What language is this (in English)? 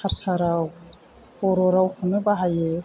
Bodo